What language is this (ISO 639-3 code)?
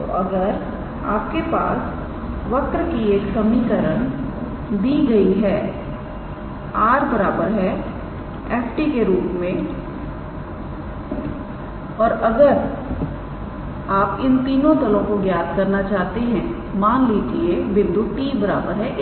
hin